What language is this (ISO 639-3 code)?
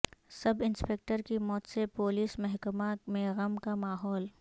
urd